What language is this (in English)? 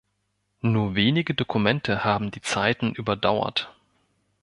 German